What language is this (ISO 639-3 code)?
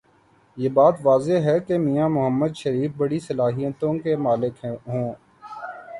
urd